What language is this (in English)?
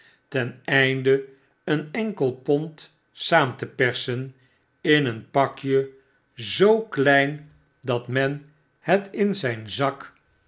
Dutch